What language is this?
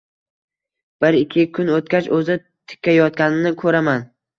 Uzbek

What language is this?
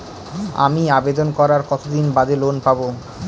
Bangla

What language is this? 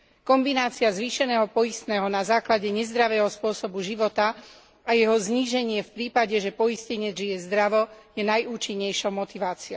Slovak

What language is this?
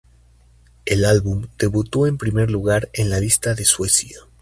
Spanish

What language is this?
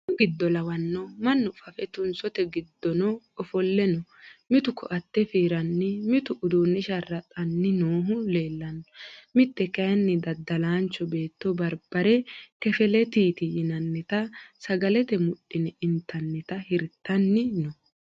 Sidamo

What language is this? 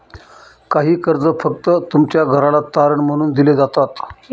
Marathi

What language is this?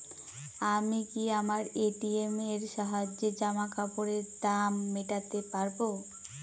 Bangla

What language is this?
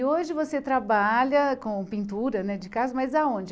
Portuguese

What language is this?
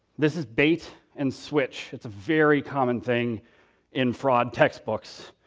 English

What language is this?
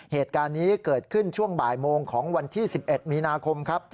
Thai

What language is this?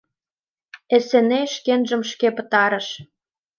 Mari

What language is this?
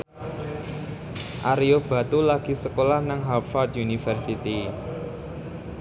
Javanese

